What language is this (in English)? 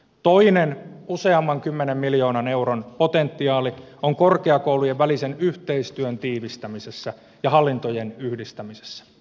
Finnish